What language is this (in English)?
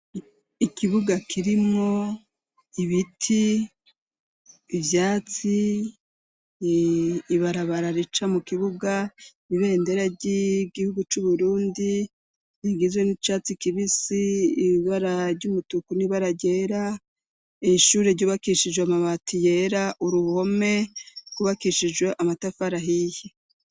Rundi